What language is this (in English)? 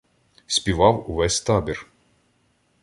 Ukrainian